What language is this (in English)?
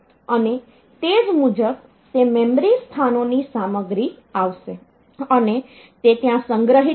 Gujarati